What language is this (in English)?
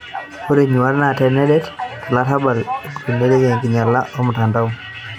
Masai